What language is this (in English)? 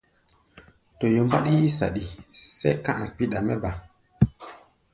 Gbaya